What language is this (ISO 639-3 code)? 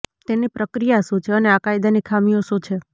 guj